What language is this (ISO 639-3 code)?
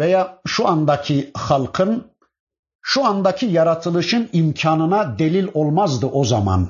tur